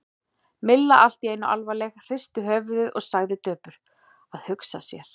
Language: Icelandic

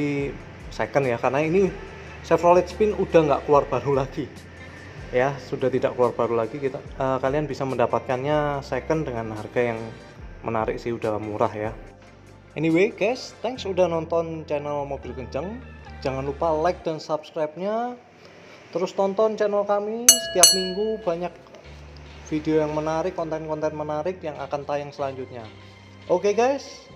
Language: Indonesian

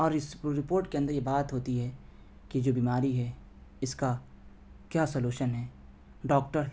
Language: Urdu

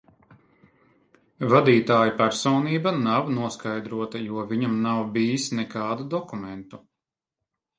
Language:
Latvian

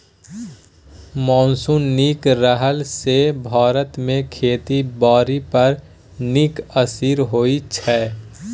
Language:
Maithili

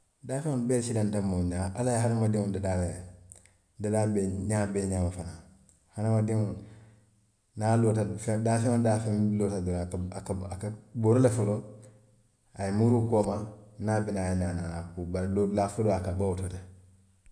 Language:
Western Maninkakan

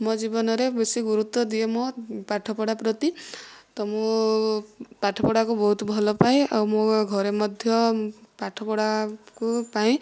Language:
Odia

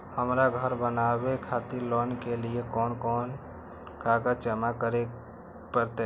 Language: Maithili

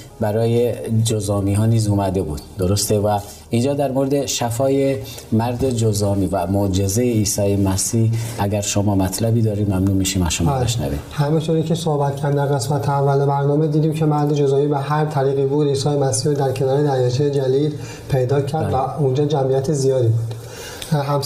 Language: Persian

